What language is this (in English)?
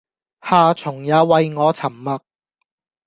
Cantonese